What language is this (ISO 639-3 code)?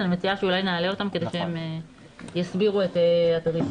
heb